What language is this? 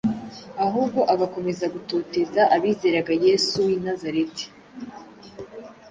Kinyarwanda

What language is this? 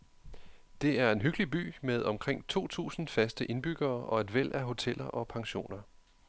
Danish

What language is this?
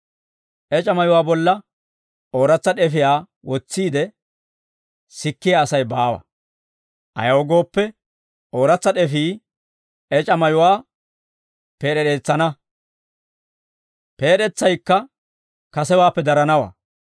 Dawro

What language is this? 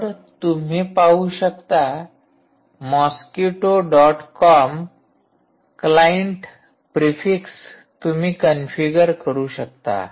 Marathi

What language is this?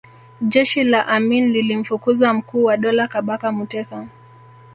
Swahili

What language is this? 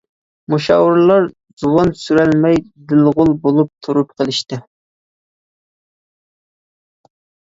Uyghur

